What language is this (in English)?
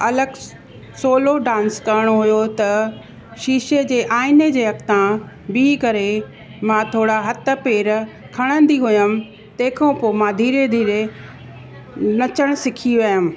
Sindhi